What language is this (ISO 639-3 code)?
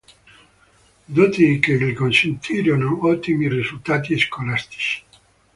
ita